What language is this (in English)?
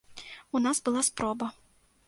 Belarusian